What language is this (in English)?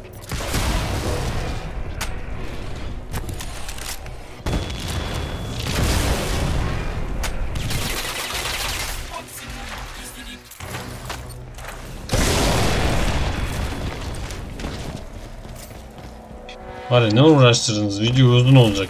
Turkish